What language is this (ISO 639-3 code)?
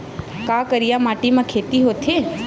hne